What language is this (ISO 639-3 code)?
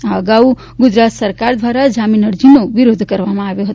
guj